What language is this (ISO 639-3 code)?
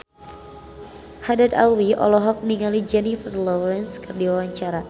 sun